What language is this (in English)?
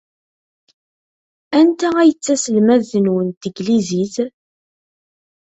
Kabyle